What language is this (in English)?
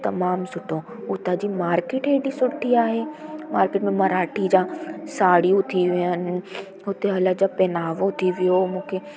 Sindhi